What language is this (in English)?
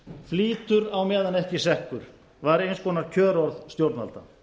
Icelandic